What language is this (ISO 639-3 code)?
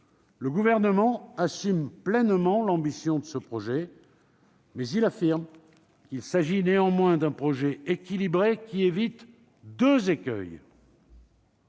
fra